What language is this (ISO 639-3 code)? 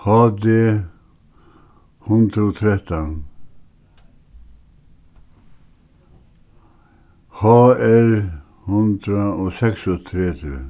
fao